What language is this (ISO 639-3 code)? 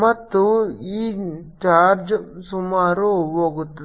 kan